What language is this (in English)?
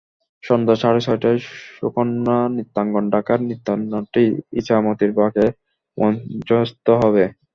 Bangla